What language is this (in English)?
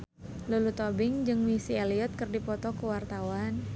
Sundanese